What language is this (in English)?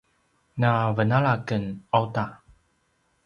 Paiwan